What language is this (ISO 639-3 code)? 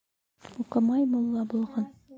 bak